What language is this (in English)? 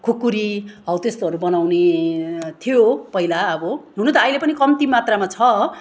Nepali